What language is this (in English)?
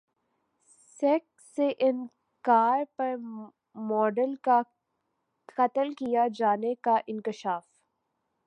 Urdu